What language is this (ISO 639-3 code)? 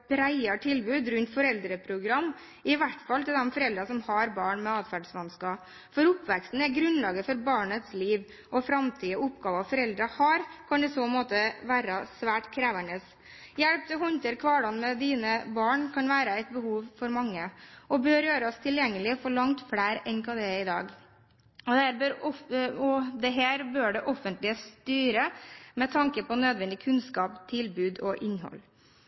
nob